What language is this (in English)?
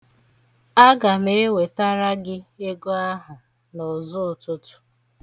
Igbo